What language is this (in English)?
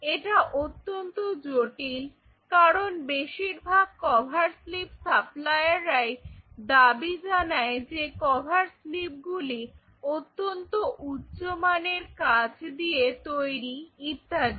Bangla